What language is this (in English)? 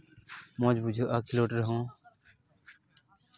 Santali